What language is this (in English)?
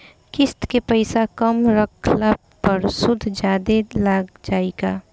Bhojpuri